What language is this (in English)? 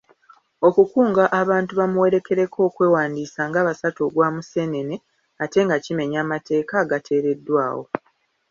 Ganda